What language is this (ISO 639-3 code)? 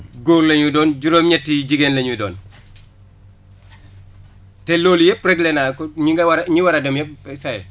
wol